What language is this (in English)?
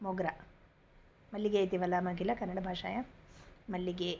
Sanskrit